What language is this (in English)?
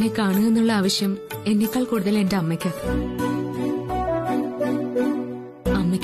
Malayalam